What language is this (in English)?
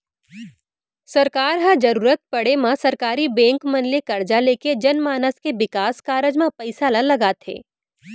Chhattisgarhi